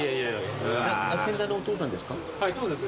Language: Japanese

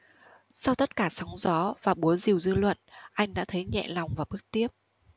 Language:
Vietnamese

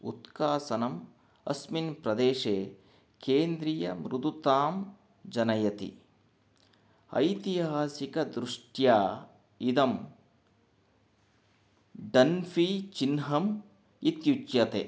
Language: Sanskrit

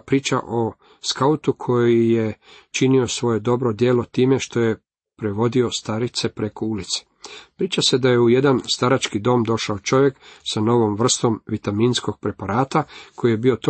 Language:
Croatian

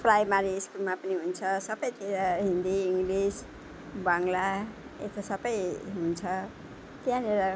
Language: Nepali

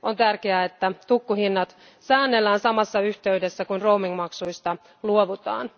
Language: Finnish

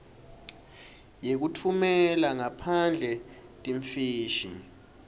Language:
Swati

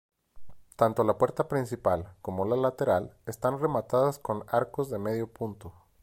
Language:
Spanish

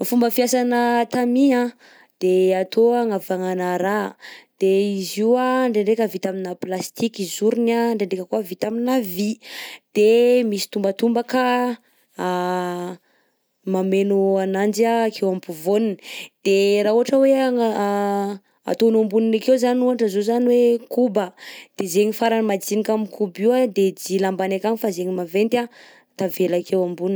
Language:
Southern Betsimisaraka Malagasy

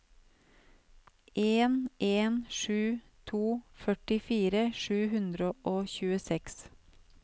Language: Norwegian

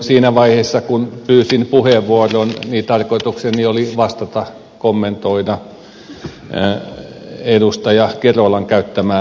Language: Finnish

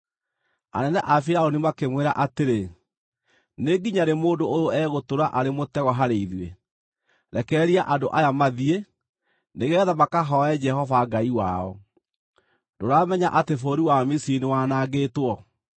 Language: Kikuyu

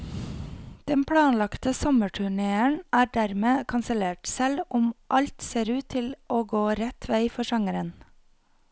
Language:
Norwegian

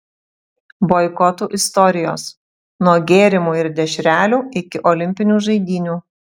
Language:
Lithuanian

